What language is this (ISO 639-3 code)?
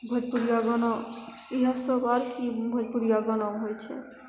mai